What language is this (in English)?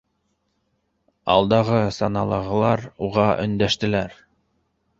Bashkir